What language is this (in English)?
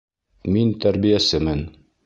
Bashkir